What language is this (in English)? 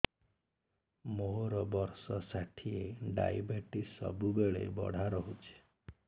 Odia